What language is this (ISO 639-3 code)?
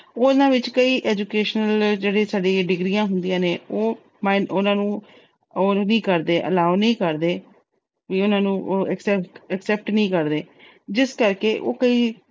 pan